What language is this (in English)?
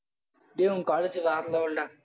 Tamil